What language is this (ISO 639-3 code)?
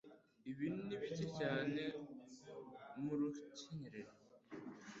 kin